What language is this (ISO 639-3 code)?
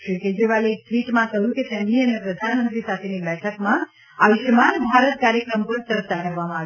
guj